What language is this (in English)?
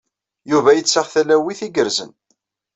Kabyle